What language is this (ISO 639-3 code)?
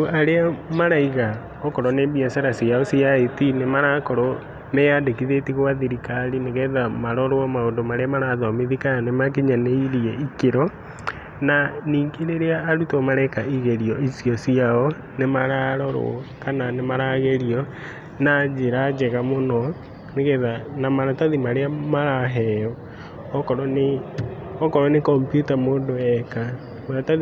kik